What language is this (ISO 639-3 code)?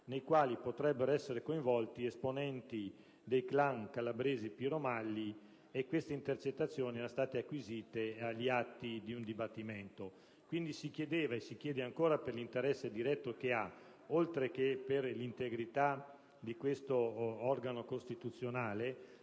ita